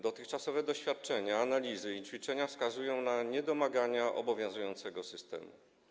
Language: Polish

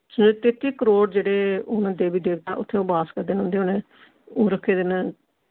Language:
Dogri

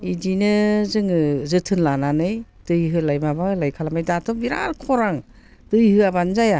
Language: Bodo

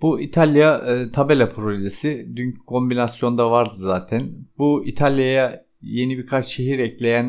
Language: Turkish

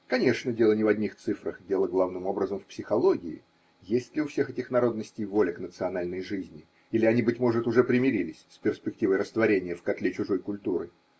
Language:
Russian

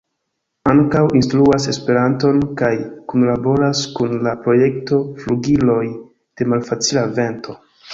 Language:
Esperanto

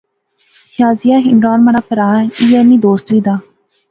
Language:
Pahari-Potwari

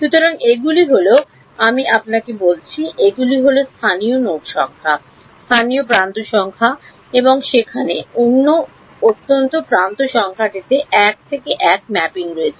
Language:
Bangla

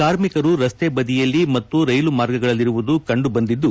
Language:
Kannada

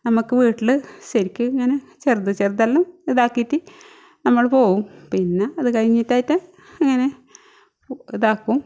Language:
Malayalam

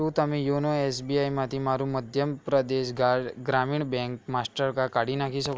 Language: Gujarati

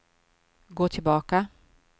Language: Swedish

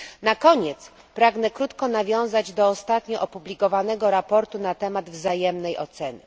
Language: Polish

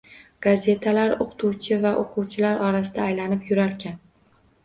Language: Uzbek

